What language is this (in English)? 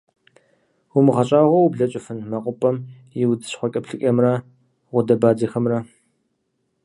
Kabardian